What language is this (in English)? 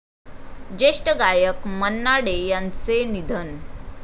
Marathi